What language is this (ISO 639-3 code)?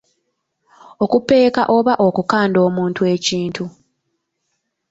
lug